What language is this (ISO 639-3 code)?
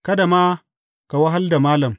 hau